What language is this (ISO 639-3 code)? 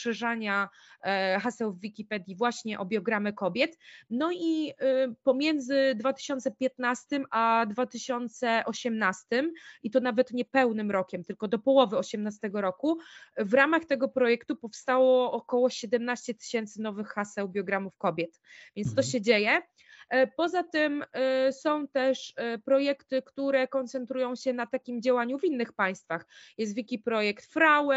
pol